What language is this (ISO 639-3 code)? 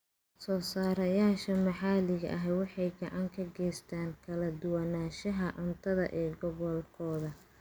som